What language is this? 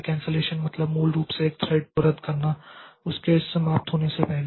Hindi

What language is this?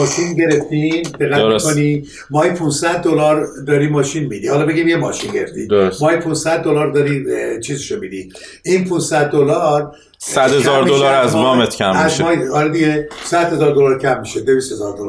Persian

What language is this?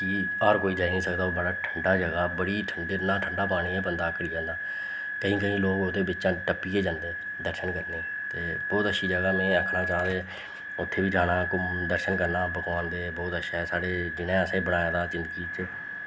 Dogri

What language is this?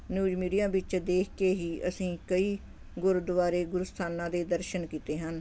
Punjabi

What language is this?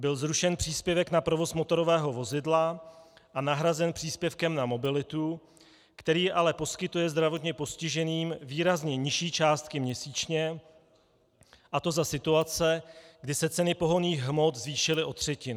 Czech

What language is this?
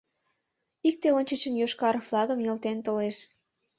Mari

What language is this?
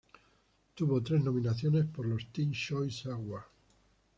Spanish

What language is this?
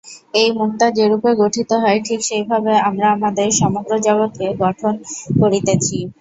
Bangla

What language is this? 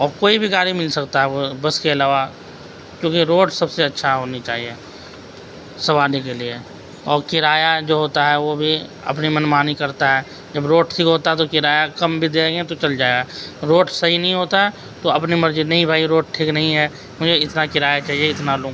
Urdu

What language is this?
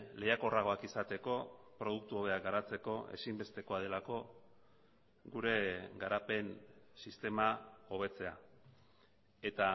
Basque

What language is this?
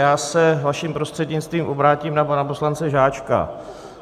Czech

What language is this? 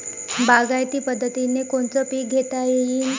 Marathi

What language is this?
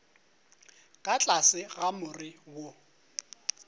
Northern Sotho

